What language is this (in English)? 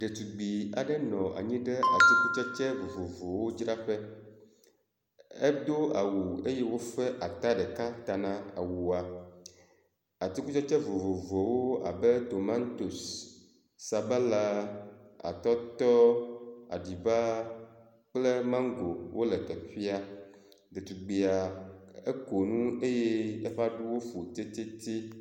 Ewe